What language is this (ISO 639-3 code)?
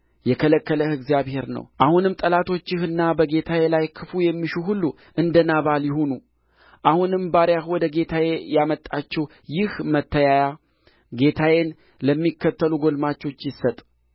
amh